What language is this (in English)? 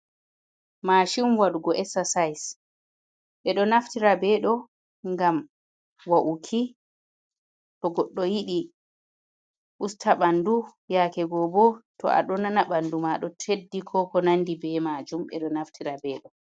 Fula